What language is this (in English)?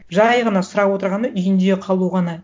Kazakh